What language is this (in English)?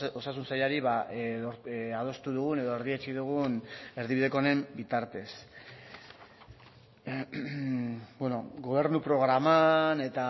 Basque